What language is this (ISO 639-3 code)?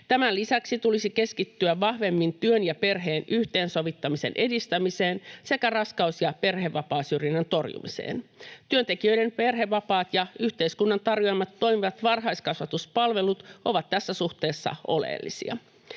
fin